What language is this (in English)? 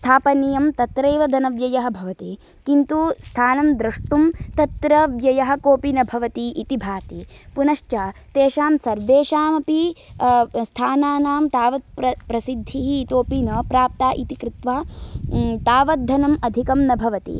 Sanskrit